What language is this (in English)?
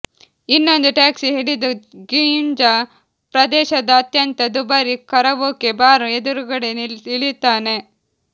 Kannada